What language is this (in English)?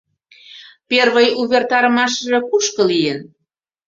Mari